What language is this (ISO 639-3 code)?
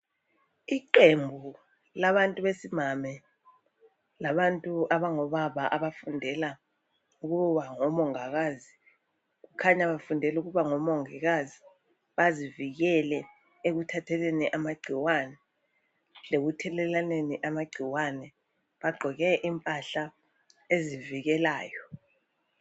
nde